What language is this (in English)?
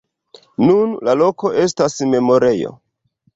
Esperanto